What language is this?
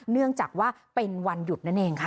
Thai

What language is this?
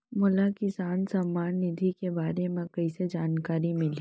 Chhattisgarhi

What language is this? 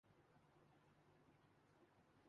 Urdu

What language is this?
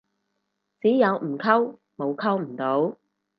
Cantonese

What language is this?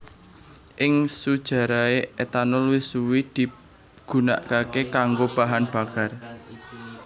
Javanese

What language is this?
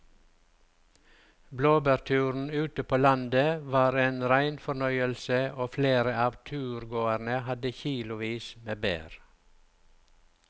Norwegian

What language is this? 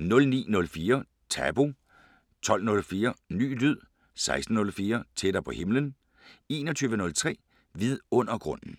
Danish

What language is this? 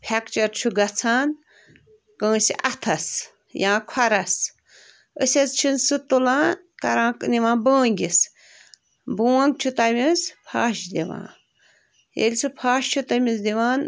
Kashmiri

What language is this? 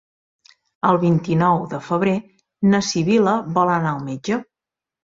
Catalan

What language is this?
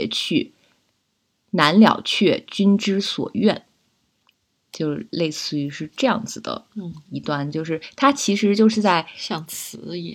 Chinese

